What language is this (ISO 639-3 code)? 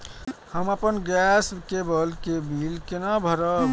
mai